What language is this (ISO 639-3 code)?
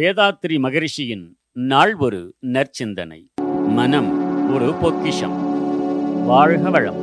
tam